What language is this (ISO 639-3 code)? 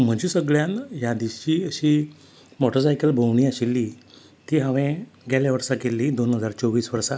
kok